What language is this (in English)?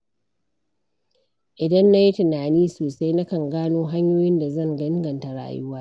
Hausa